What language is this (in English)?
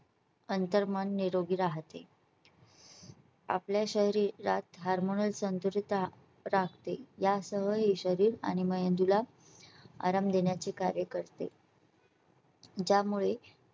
Marathi